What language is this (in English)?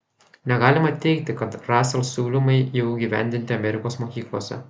Lithuanian